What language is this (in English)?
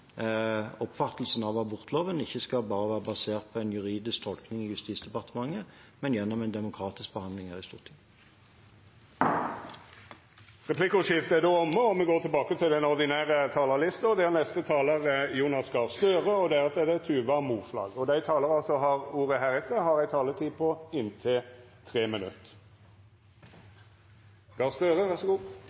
Norwegian